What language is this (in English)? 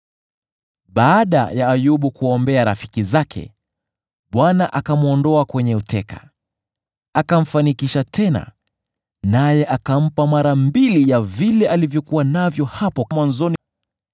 Swahili